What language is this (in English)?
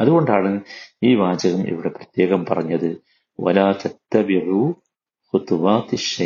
Malayalam